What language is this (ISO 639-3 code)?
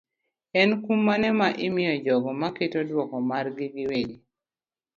luo